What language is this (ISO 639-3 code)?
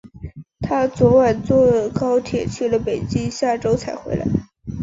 zho